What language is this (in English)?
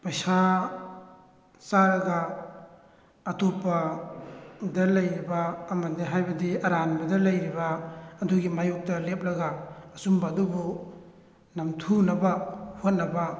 Manipuri